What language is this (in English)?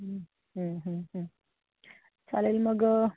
Marathi